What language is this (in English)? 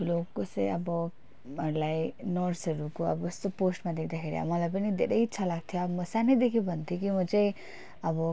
Nepali